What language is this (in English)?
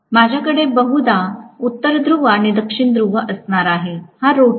Marathi